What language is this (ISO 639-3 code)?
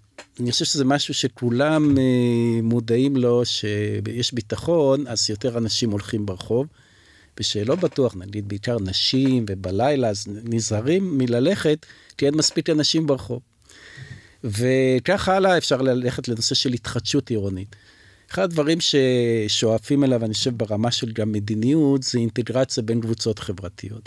heb